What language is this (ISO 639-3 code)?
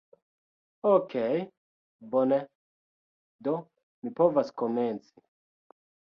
epo